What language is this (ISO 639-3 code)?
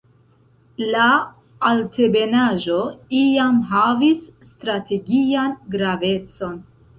epo